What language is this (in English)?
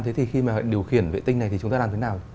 Vietnamese